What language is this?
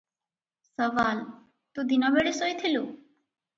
Odia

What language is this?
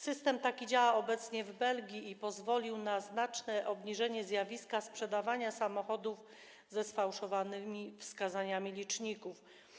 Polish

